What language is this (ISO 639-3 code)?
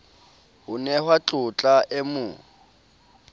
sot